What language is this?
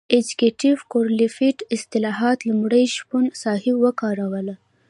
Pashto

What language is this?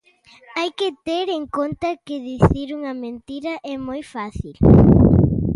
Galician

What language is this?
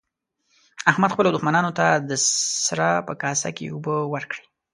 Pashto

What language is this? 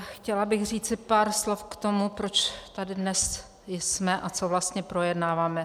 Czech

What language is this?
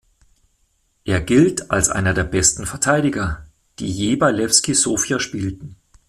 German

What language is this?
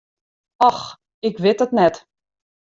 Western Frisian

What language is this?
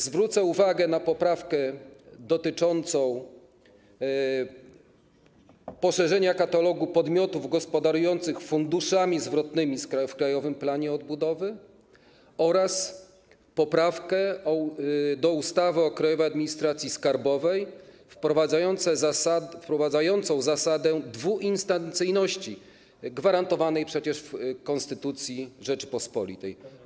Polish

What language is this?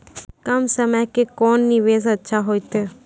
Maithili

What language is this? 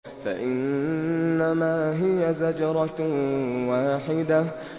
Arabic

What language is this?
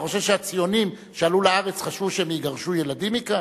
Hebrew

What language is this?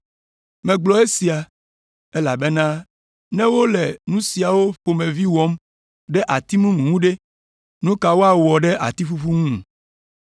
Ewe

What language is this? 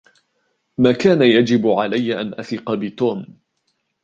Arabic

